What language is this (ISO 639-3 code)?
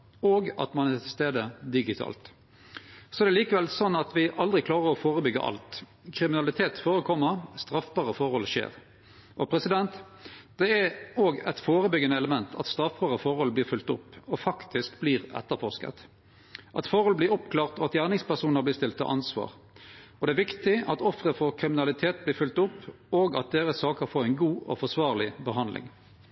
nno